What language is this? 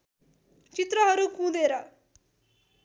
Nepali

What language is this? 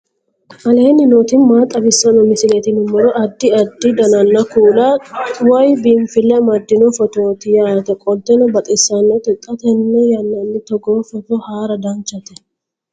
Sidamo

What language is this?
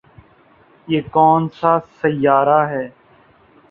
Urdu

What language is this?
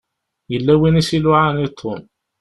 Kabyle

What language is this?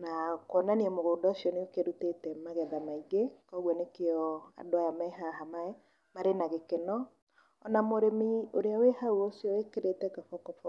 Kikuyu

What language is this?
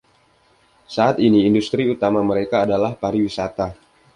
Indonesian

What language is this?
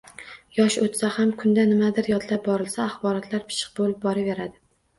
Uzbek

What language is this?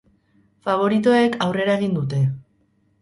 Basque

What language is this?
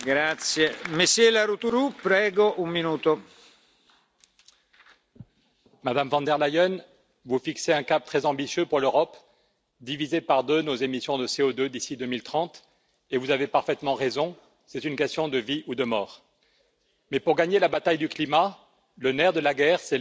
French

